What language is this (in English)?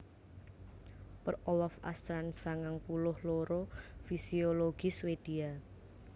Javanese